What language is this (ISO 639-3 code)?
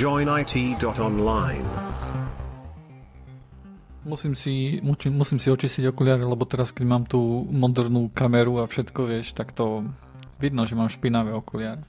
slk